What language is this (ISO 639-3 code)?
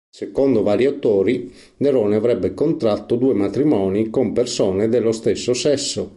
ita